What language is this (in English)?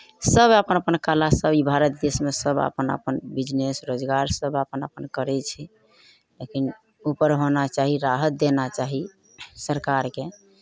Maithili